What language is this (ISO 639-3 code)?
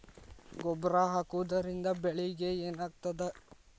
kan